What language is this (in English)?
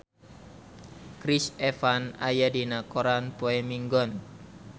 Sundanese